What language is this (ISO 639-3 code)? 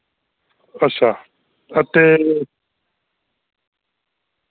doi